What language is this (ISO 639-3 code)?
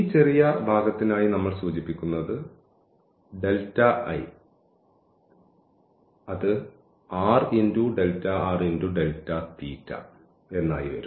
mal